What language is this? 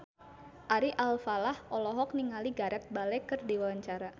Sundanese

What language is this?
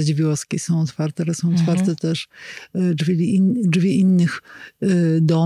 Polish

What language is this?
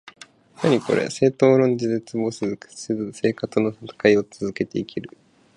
Japanese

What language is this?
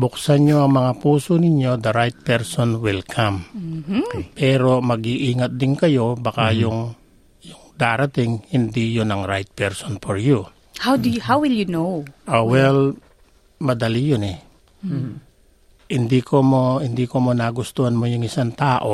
Filipino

